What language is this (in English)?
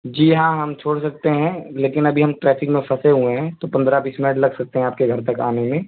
Urdu